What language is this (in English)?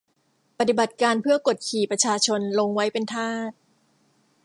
Thai